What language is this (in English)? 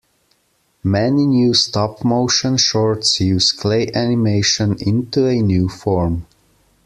English